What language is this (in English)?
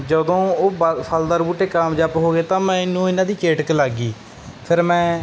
Punjabi